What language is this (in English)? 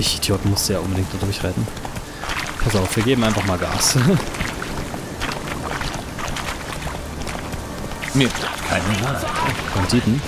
German